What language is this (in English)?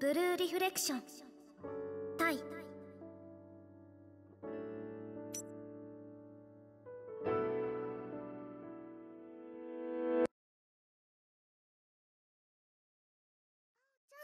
Japanese